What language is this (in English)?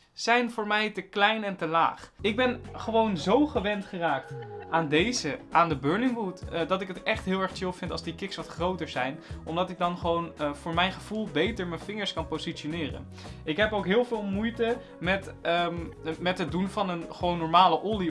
Dutch